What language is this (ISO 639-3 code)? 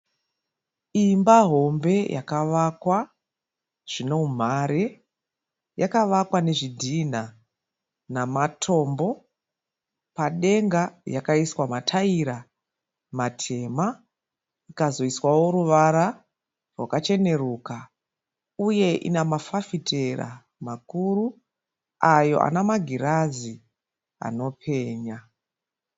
sna